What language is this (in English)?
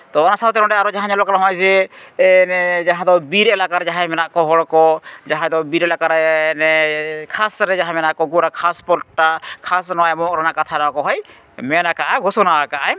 Santali